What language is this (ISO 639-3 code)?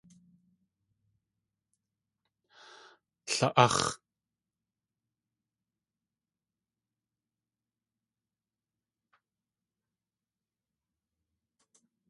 tli